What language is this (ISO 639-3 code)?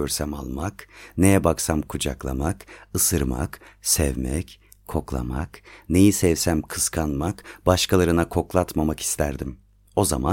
tur